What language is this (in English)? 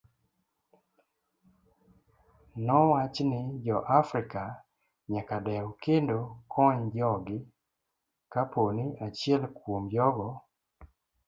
Luo (Kenya and Tanzania)